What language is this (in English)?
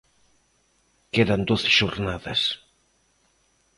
Galician